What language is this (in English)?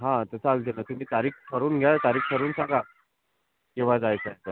Marathi